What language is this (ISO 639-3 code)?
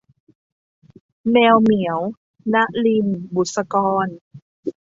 tha